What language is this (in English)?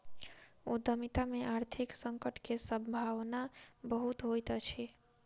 Maithili